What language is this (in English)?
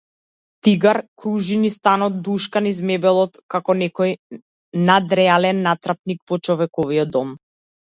Macedonian